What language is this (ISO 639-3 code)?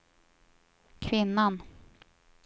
swe